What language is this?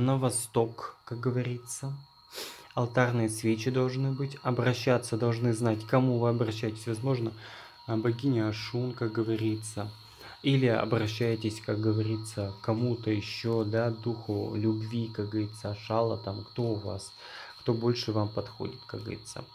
Russian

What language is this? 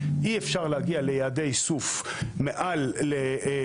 Hebrew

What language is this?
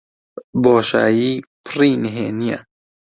Central Kurdish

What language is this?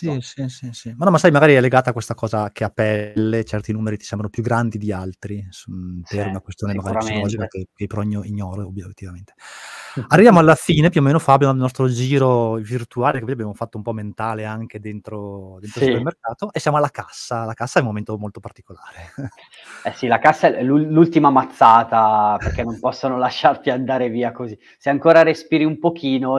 Italian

